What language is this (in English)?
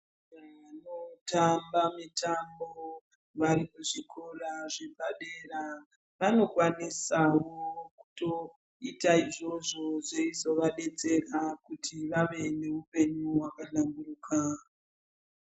Ndau